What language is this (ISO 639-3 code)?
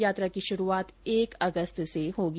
hin